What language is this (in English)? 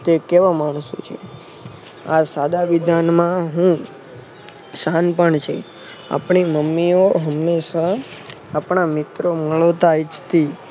Gujarati